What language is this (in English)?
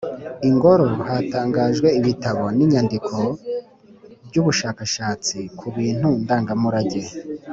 Kinyarwanda